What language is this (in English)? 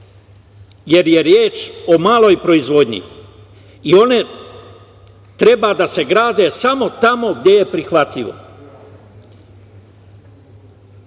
Serbian